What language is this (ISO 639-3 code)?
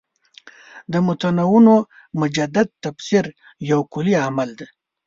pus